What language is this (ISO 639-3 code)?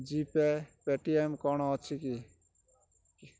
ori